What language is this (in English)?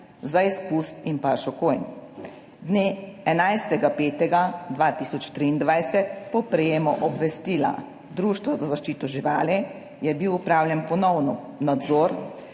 Slovenian